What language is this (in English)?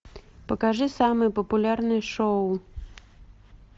Russian